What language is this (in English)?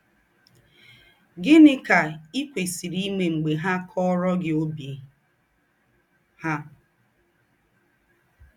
Igbo